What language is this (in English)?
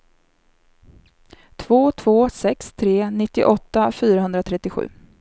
Swedish